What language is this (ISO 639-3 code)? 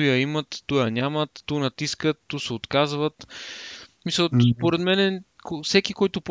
bul